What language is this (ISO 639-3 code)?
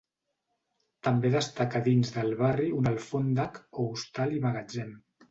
cat